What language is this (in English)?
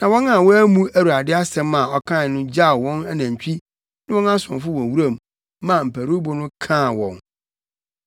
Akan